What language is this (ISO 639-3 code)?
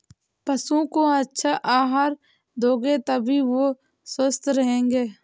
hin